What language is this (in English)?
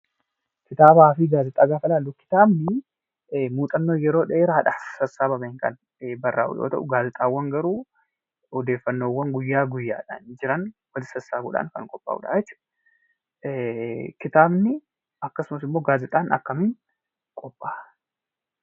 Oromo